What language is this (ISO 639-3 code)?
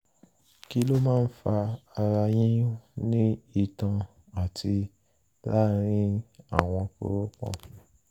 yor